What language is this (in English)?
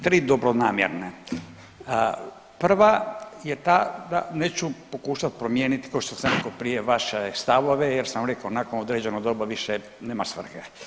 Croatian